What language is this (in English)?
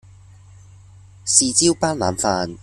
Cantonese